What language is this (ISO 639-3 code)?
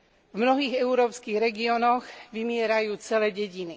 slk